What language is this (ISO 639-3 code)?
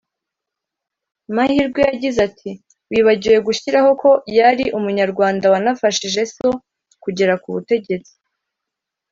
kin